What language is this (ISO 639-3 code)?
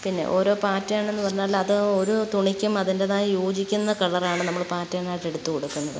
mal